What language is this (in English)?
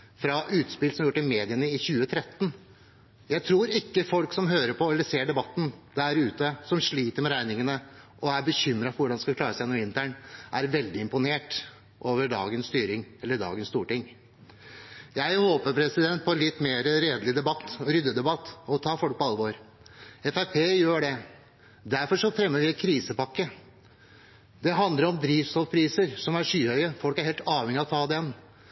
Norwegian Bokmål